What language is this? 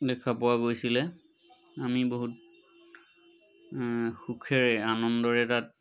Assamese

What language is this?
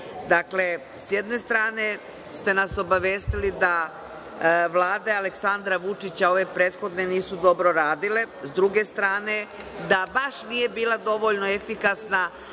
Serbian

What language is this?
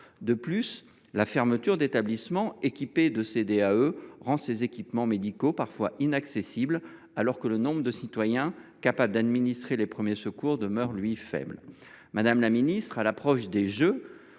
French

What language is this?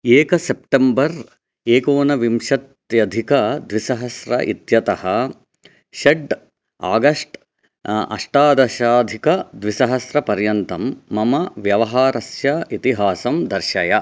Sanskrit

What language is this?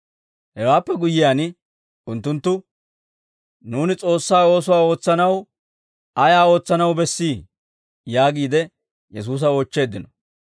Dawro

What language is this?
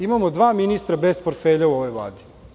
Serbian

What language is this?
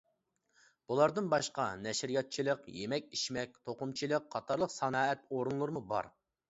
Uyghur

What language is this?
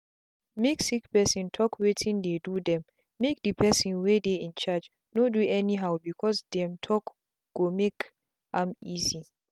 Nigerian Pidgin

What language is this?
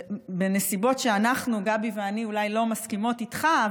Hebrew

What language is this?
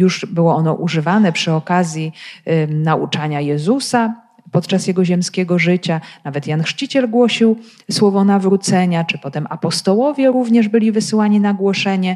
Polish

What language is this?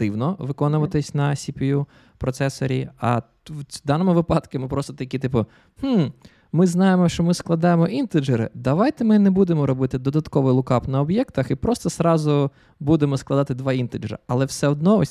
Ukrainian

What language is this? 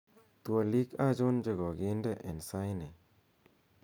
Kalenjin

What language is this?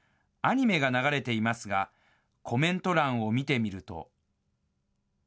Japanese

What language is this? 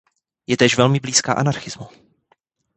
Czech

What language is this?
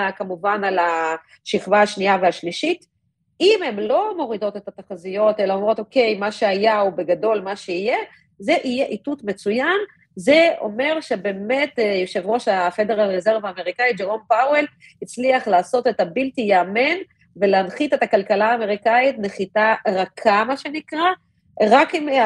Hebrew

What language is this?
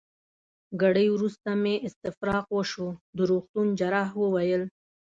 Pashto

